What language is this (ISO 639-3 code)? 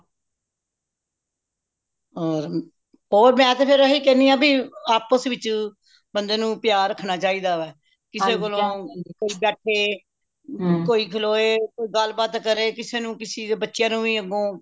pan